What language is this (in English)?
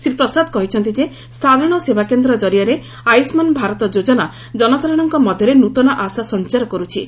Odia